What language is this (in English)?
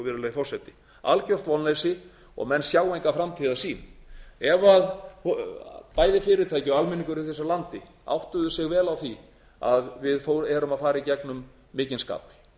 Icelandic